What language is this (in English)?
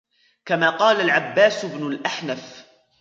Arabic